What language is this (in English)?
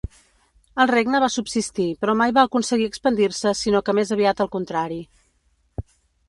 Catalan